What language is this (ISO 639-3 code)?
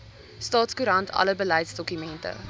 afr